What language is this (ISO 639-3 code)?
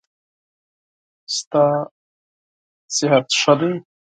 pus